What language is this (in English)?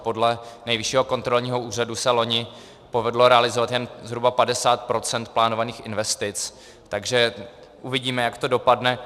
Czech